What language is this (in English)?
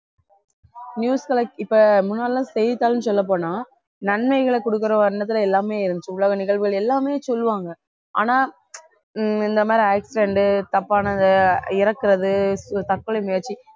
Tamil